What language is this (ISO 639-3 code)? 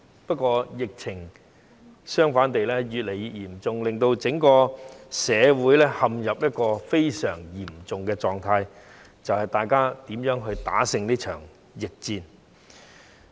yue